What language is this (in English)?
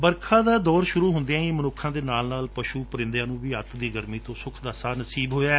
Punjabi